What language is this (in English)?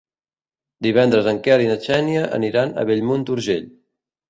Catalan